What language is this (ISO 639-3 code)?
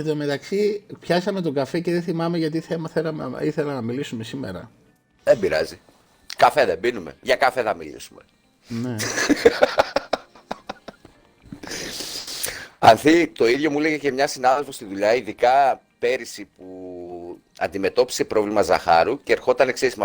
ell